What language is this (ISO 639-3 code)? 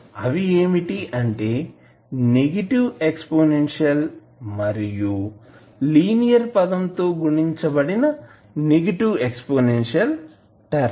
tel